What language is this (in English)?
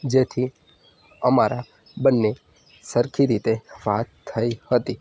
Gujarati